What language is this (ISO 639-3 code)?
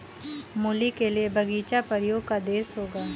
hin